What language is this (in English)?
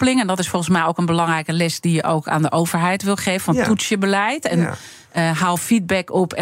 Dutch